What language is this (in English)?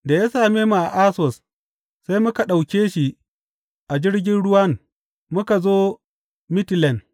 Hausa